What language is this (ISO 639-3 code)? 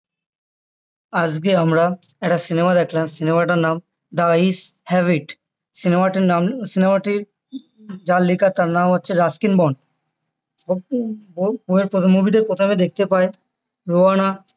ben